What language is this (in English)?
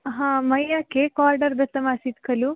Sanskrit